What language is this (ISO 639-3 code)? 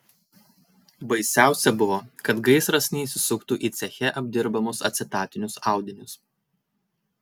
lit